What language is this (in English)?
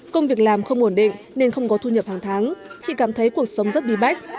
Vietnamese